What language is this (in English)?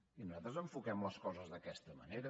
Catalan